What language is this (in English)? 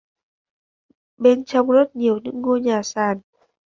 Vietnamese